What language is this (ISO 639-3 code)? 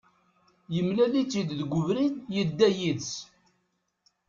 kab